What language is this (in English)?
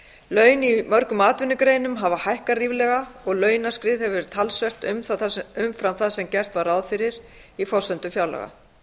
Icelandic